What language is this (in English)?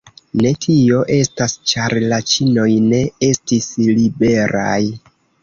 Esperanto